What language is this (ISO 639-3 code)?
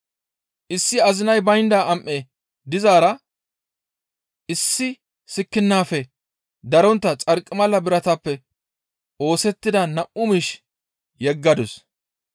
gmv